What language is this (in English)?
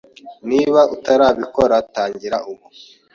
Kinyarwanda